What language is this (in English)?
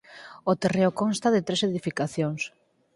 Galician